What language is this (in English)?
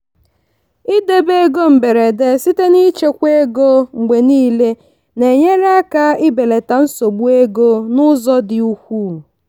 Igbo